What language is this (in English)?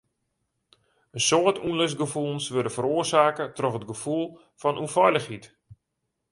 Western Frisian